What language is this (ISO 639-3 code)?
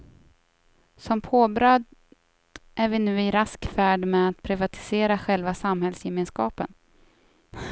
swe